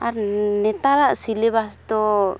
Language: Santali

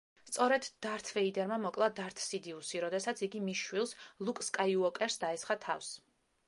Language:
Georgian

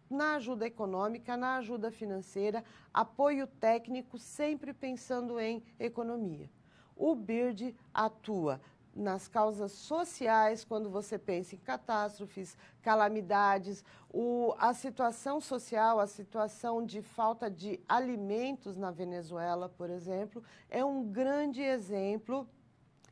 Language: Portuguese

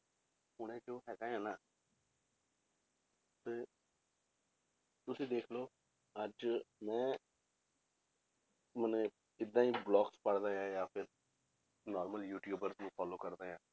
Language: Punjabi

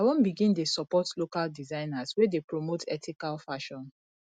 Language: Nigerian Pidgin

